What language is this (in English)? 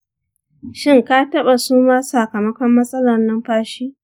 Hausa